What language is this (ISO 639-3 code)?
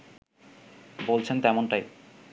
ben